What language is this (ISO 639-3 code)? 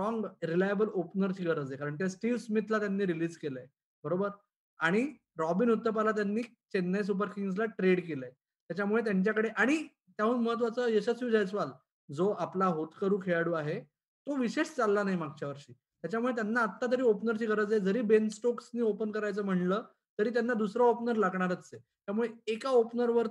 mar